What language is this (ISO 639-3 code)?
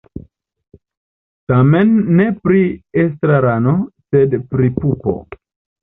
epo